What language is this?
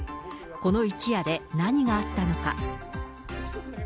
Japanese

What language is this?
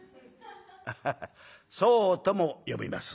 Japanese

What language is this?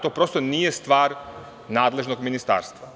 Serbian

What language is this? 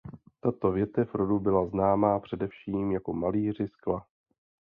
Czech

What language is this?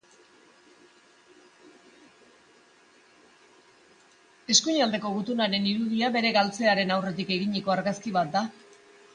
Basque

